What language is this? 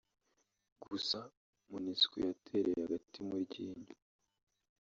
Kinyarwanda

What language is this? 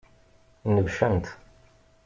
Kabyle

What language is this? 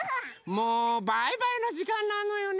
Japanese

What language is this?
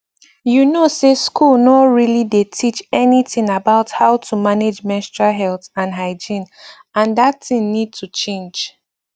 Nigerian Pidgin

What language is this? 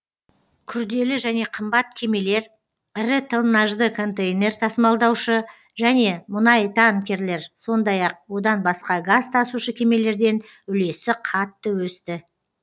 Kazakh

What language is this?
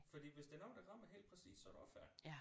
Danish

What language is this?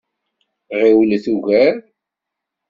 Kabyle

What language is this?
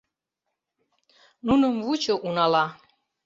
Mari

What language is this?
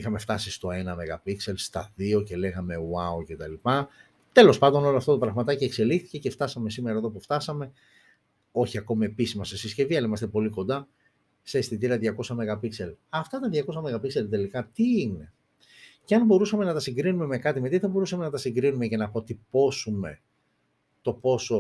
Greek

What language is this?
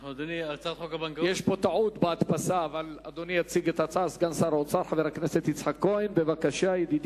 Hebrew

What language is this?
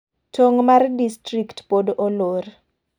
Luo (Kenya and Tanzania)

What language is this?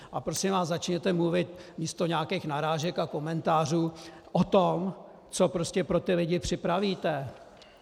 Czech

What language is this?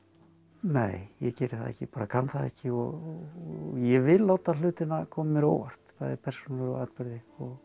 Icelandic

